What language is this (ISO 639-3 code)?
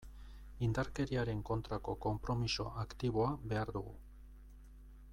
eus